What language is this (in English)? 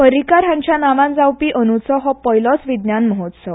Konkani